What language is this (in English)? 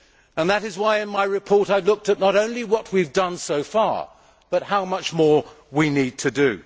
English